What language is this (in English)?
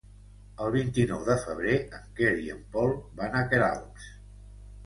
Catalan